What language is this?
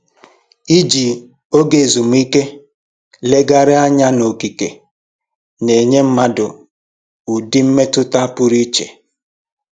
Igbo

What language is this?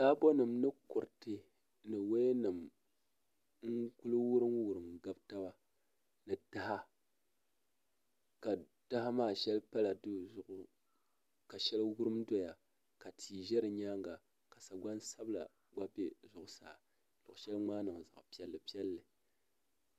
Dagbani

